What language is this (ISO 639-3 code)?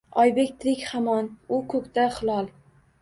uzb